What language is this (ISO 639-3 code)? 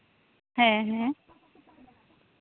sat